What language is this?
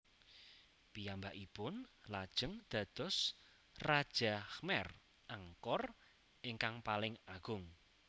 Javanese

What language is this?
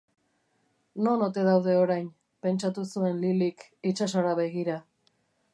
Basque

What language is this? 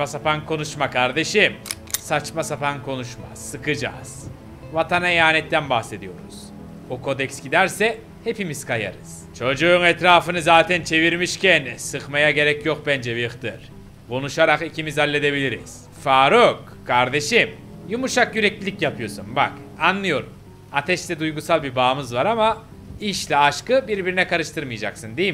Turkish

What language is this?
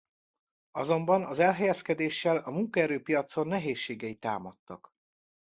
Hungarian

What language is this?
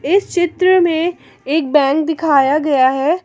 Hindi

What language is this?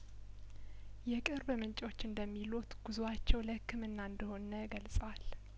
Amharic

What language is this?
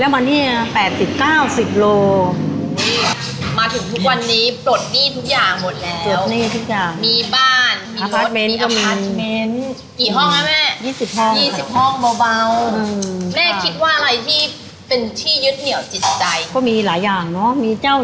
Thai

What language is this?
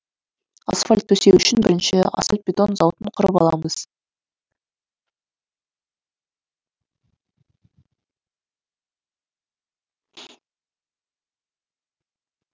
Kazakh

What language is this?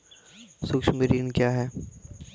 Maithili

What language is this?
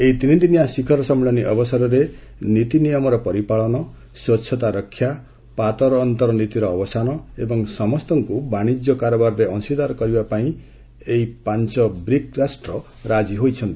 Odia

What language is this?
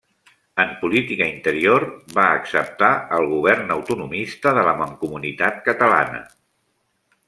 Catalan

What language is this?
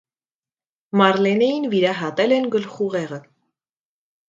Armenian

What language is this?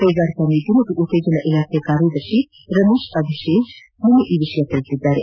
Kannada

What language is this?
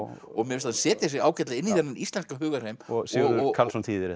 Icelandic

